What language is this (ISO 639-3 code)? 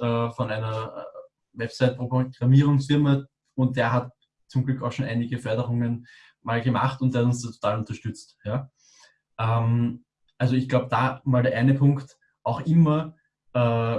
deu